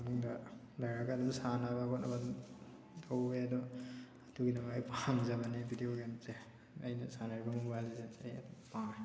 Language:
Manipuri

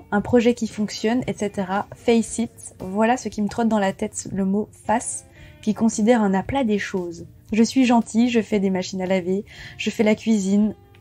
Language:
French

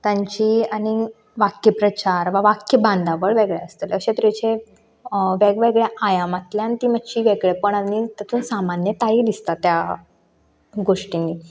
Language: Konkani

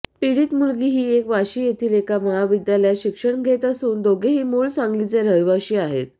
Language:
Marathi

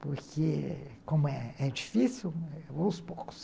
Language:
Portuguese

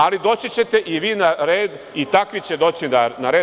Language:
Serbian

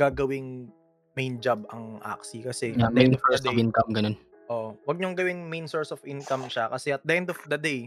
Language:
Filipino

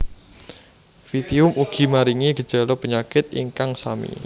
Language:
Javanese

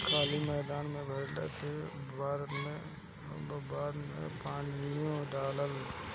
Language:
Bhojpuri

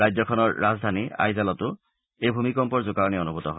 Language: Assamese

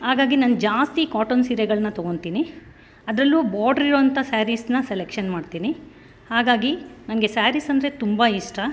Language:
Kannada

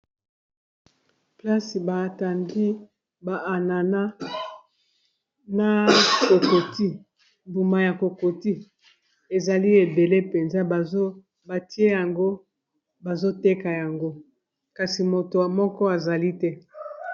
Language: Lingala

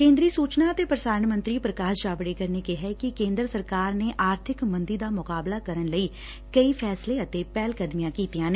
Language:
Punjabi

